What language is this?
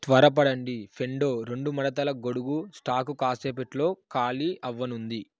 Telugu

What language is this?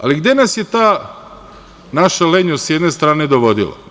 Serbian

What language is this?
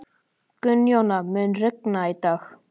Icelandic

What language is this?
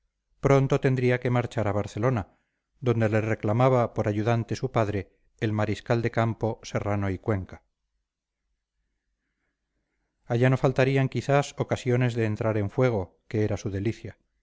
Spanish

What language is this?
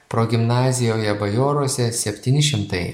Lithuanian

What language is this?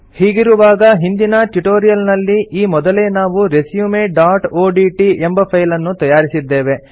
Kannada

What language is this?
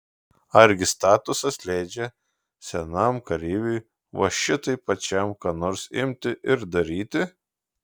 Lithuanian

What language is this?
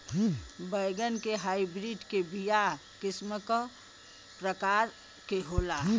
Bhojpuri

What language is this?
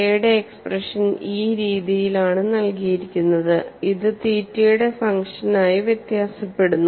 Malayalam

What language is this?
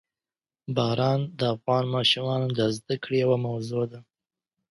Pashto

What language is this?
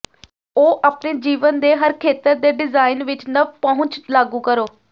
Punjabi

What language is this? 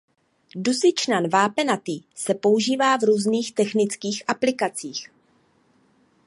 Czech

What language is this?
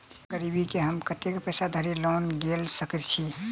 Maithili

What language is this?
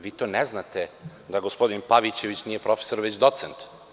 Serbian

